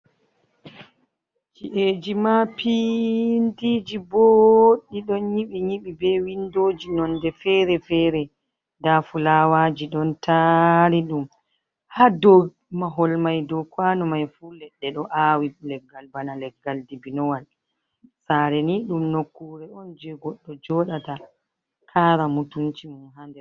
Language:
Fula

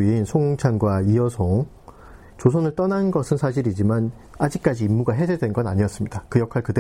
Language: Korean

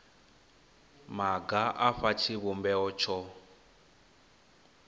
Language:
Venda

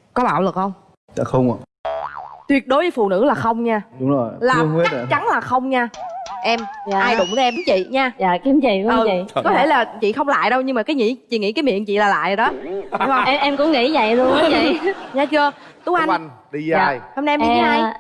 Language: Vietnamese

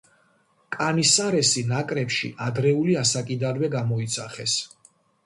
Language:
Georgian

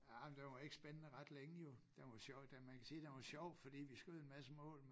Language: Danish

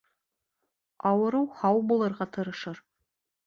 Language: Bashkir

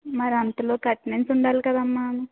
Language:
Telugu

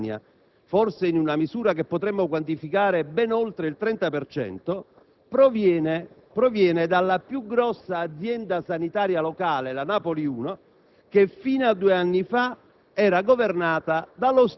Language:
Italian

